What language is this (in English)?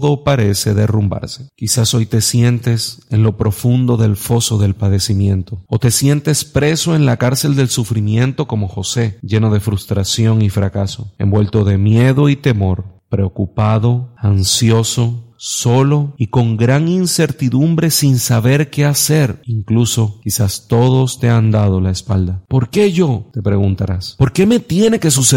Spanish